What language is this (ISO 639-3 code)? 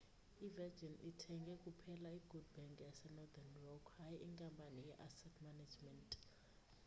xho